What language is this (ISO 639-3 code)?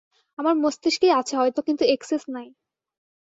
ben